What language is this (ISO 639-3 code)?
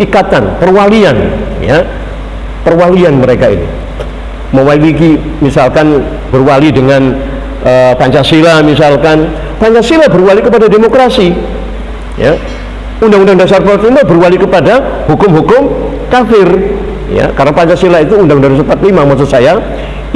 ind